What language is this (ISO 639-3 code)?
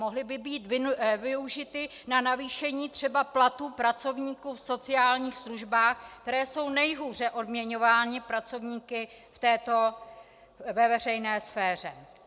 ces